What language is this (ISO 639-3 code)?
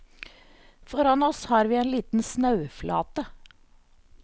nor